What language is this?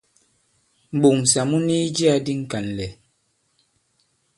Bankon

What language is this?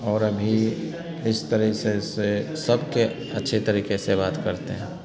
Hindi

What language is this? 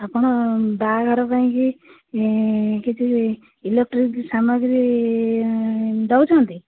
Odia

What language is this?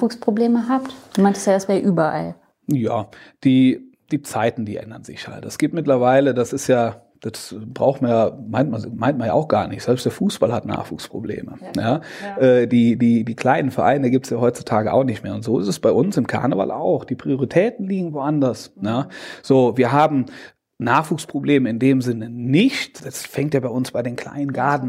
German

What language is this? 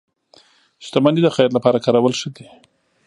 Pashto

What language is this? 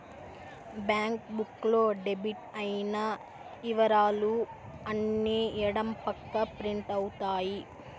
Telugu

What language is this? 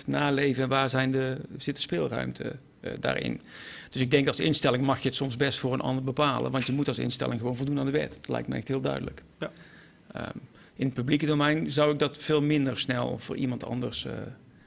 Dutch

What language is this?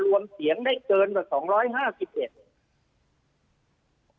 Thai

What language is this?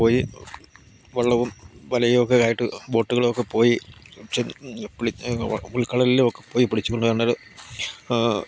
Malayalam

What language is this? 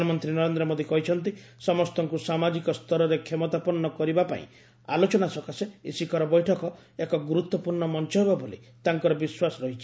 Odia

